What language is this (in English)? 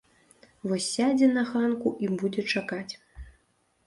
Belarusian